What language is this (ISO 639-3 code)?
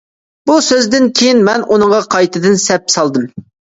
uig